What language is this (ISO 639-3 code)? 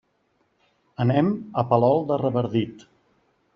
cat